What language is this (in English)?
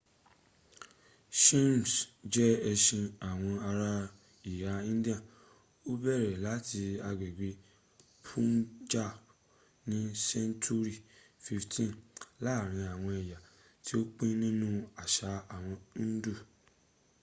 Yoruba